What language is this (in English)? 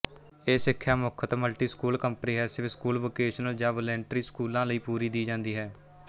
Punjabi